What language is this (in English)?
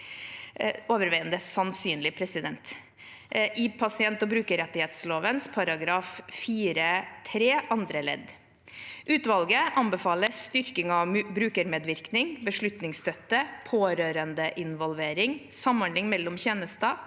Norwegian